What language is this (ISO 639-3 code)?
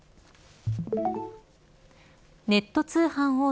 jpn